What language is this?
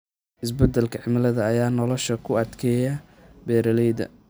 Somali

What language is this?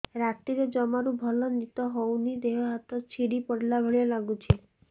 Odia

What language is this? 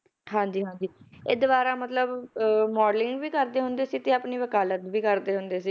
Punjabi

